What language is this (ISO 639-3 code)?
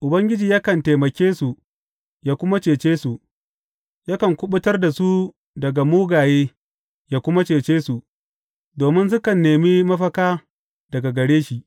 hau